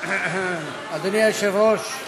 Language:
Hebrew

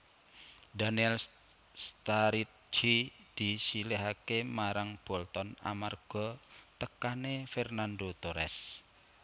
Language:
Javanese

